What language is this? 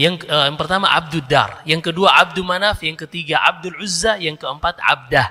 Indonesian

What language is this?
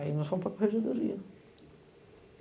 Portuguese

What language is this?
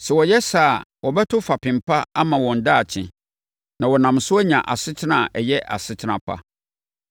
Akan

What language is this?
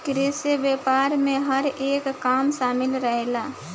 Bhojpuri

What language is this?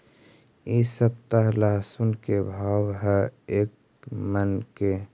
Magahi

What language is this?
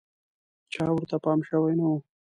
Pashto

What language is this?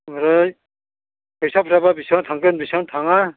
Bodo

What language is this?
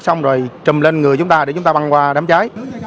Vietnamese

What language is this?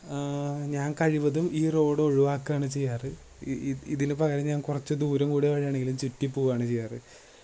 Malayalam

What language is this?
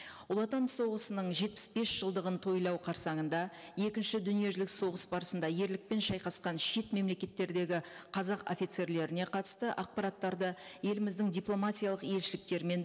Kazakh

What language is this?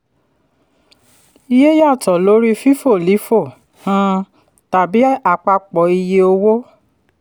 Yoruba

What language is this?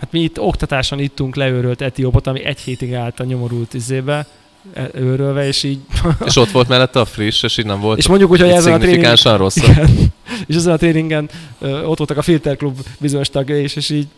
Hungarian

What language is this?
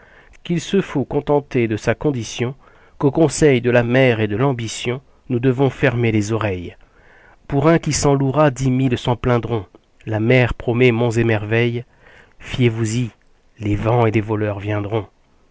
French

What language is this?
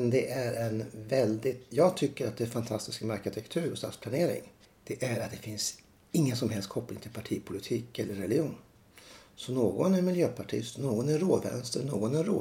Swedish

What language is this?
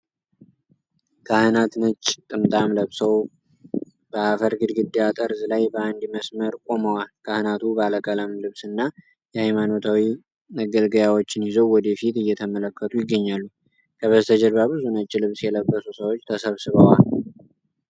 Amharic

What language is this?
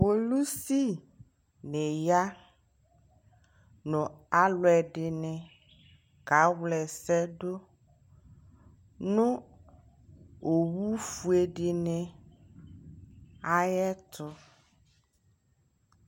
Ikposo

